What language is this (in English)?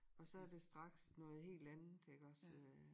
Danish